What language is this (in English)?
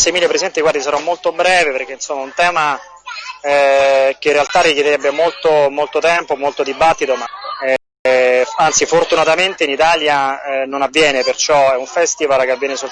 Italian